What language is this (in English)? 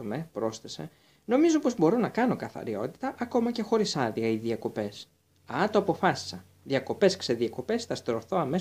Greek